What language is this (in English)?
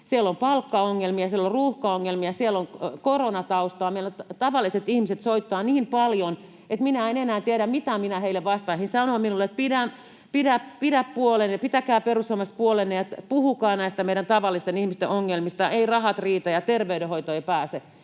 Finnish